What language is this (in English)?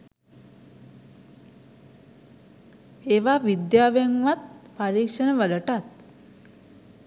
Sinhala